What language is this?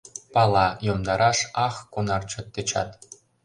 Mari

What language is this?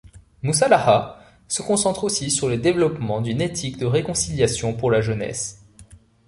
French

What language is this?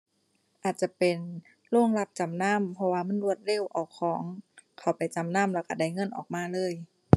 Thai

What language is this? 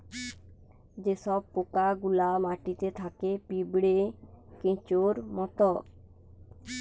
Bangla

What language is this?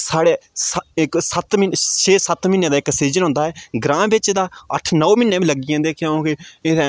Dogri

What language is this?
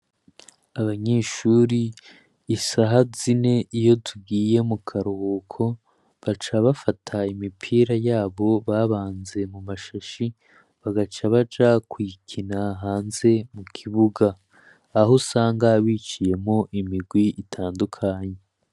Rundi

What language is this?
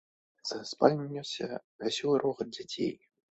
Belarusian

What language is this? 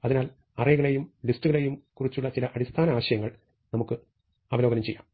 Malayalam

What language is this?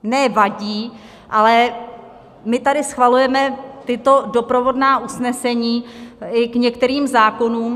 Czech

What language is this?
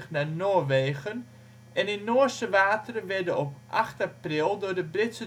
Dutch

